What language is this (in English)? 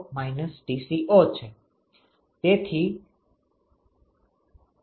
Gujarati